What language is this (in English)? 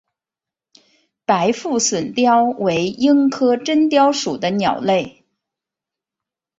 Chinese